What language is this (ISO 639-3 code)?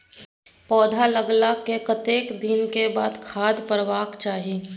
mai